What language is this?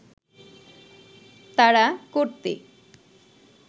Bangla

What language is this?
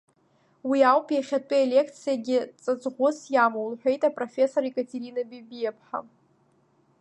Abkhazian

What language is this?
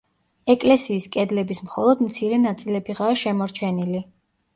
Georgian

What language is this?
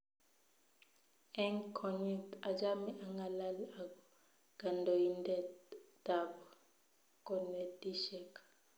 Kalenjin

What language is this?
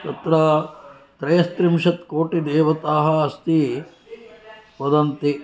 Sanskrit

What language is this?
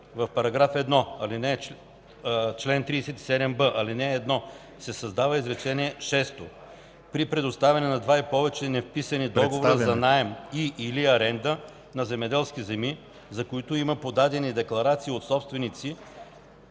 Bulgarian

